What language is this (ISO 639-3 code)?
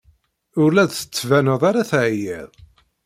kab